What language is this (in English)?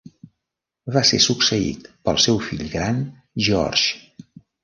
Catalan